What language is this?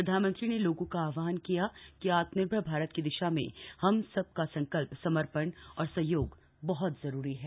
Hindi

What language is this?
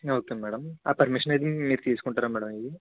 Telugu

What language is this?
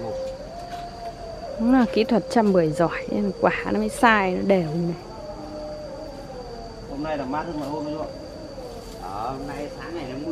Vietnamese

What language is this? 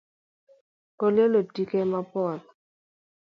Luo (Kenya and Tanzania)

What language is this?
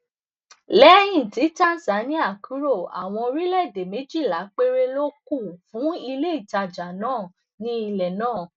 Yoruba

